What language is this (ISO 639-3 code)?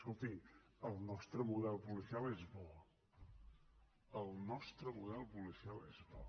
cat